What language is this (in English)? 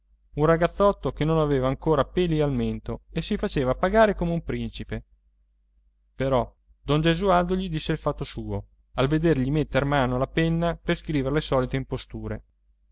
Italian